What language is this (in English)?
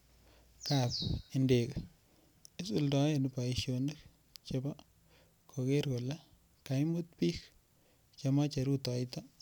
Kalenjin